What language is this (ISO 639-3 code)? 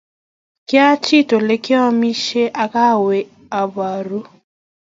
kln